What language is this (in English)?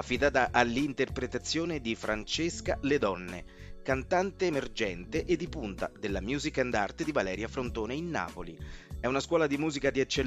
Italian